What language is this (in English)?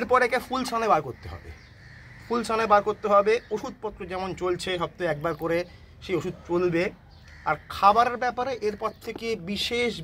Romanian